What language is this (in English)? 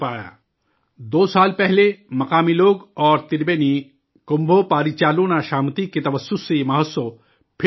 Urdu